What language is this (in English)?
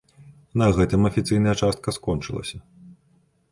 Belarusian